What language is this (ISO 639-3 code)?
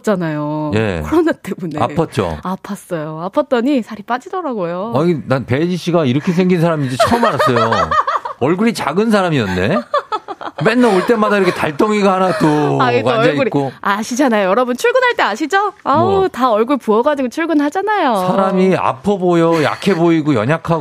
kor